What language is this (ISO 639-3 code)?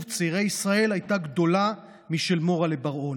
heb